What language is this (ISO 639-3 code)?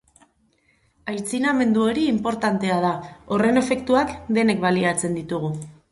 eus